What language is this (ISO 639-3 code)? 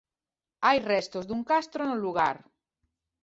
glg